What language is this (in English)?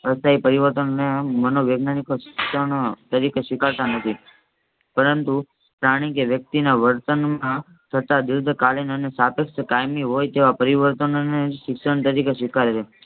Gujarati